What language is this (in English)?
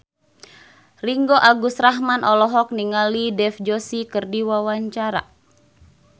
Sundanese